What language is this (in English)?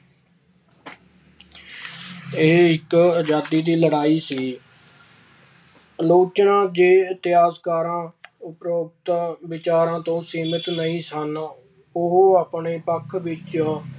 Punjabi